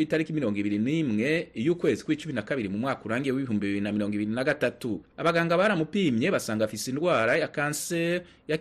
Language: Swahili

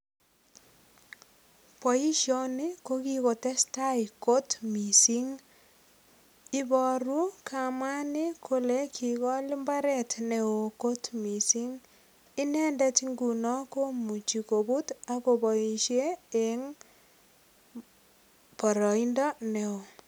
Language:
Kalenjin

